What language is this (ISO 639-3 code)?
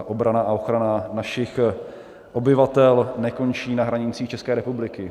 ces